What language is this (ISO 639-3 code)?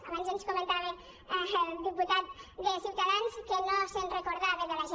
cat